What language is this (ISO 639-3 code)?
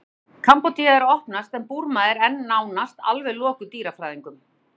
isl